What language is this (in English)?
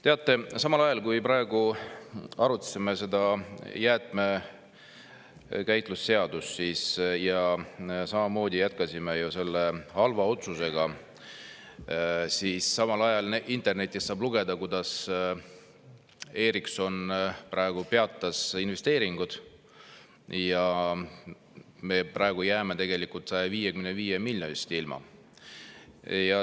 Estonian